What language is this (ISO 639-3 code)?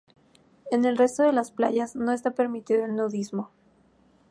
spa